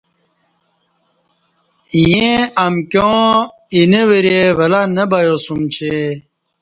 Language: Kati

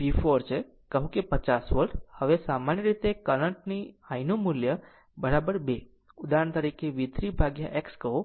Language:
Gujarati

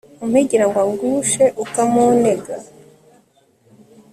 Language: Kinyarwanda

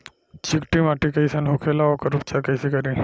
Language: Bhojpuri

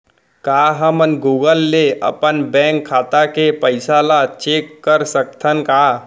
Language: Chhattisgarhi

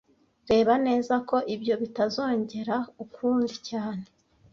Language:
Kinyarwanda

